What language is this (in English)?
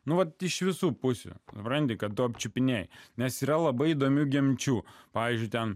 Lithuanian